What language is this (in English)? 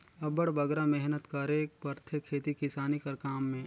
Chhattisgarhi